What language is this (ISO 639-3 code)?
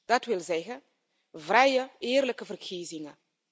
nld